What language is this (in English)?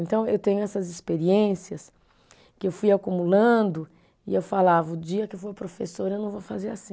Portuguese